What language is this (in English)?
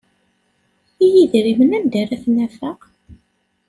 Kabyle